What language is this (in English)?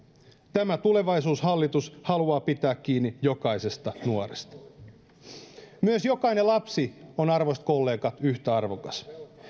Finnish